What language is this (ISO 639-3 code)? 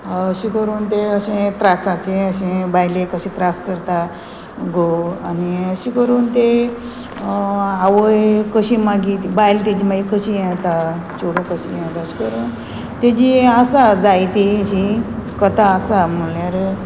kok